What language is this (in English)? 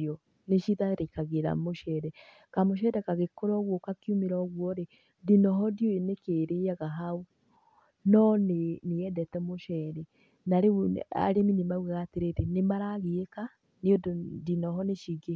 Kikuyu